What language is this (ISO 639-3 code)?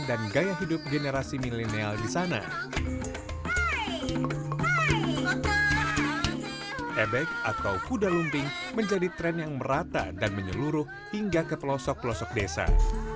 ind